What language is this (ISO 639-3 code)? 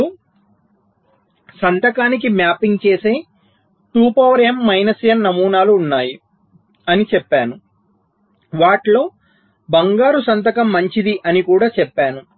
tel